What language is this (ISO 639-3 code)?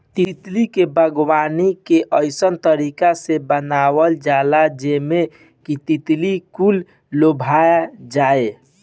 bho